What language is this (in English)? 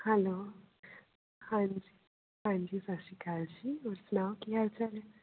Punjabi